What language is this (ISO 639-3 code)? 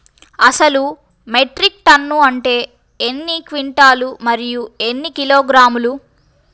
tel